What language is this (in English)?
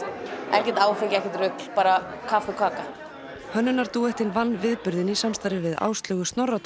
Icelandic